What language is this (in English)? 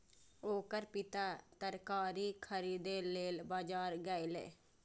Maithili